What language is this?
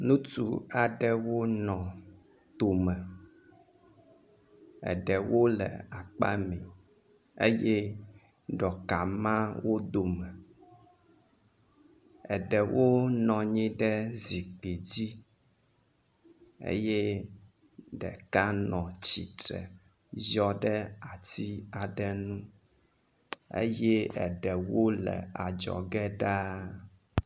Ewe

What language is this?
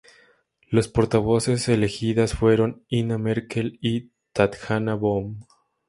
Spanish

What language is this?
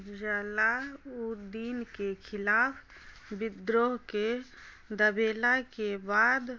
Maithili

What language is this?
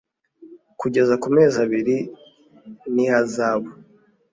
Kinyarwanda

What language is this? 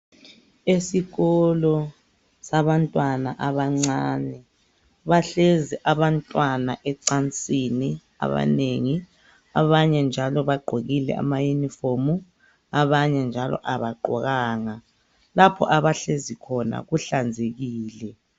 North Ndebele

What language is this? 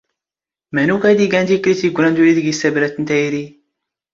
Standard Moroccan Tamazight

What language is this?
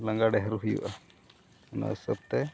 Santali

